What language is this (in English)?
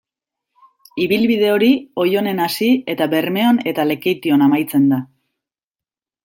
Basque